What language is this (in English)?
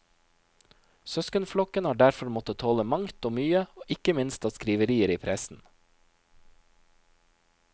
Norwegian